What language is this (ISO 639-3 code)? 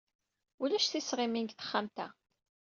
kab